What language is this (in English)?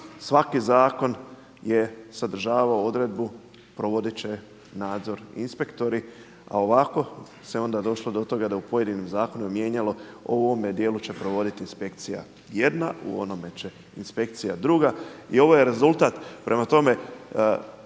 Croatian